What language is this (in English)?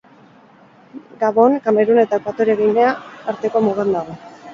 Basque